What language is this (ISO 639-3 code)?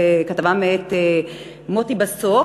heb